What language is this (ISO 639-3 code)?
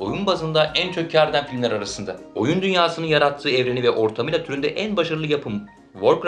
tur